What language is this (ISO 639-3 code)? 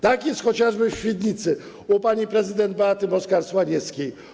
pol